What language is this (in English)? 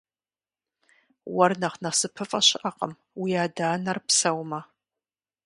Kabardian